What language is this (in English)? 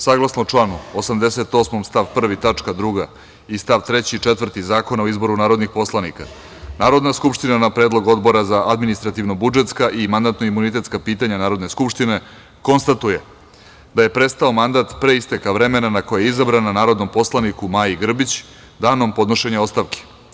Serbian